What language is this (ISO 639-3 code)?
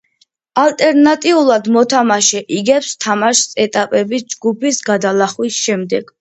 kat